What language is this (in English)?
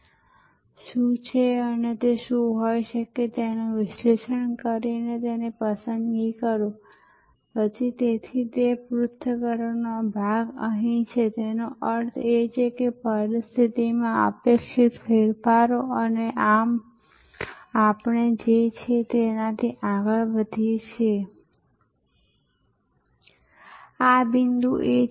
Gujarati